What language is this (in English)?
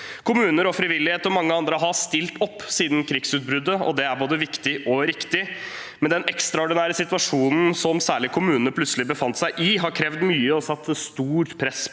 Norwegian